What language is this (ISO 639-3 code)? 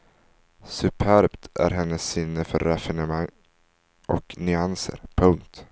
swe